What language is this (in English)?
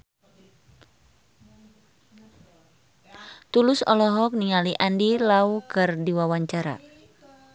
Sundanese